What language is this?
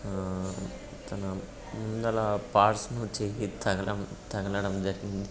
Telugu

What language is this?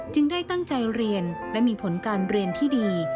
Thai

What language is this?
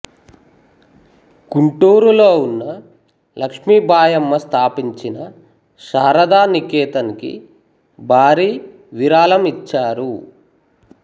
Telugu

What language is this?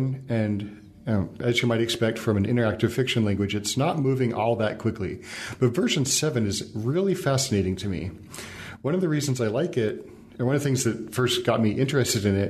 English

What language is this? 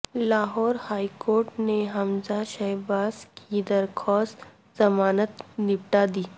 Urdu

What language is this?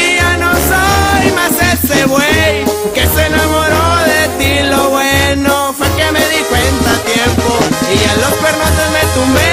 Spanish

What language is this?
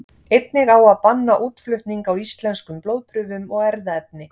Icelandic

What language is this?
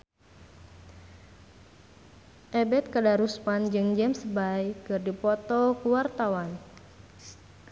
Sundanese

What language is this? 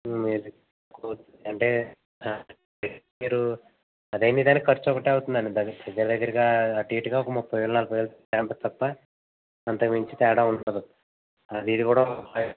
Telugu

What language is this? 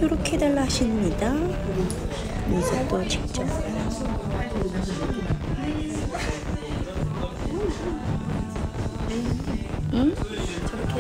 Korean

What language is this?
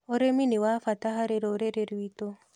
Kikuyu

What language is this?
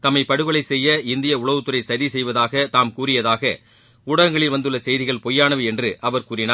Tamil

